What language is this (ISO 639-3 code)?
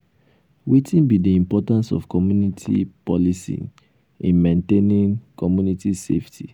pcm